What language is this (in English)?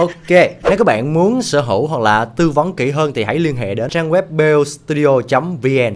Vietnamese